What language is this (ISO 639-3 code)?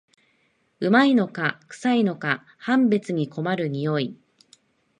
jpn